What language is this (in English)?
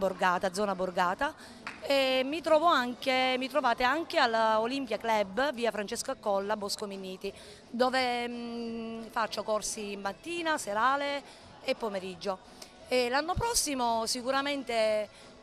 Italian